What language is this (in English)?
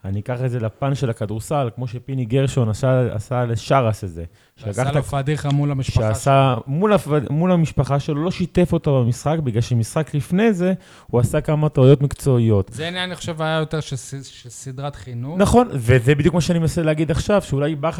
Hebrew